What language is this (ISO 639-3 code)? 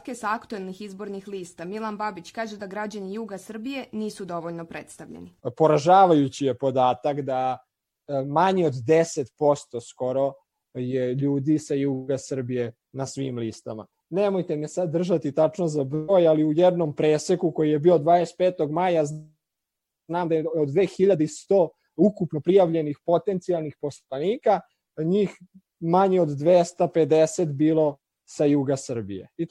hrv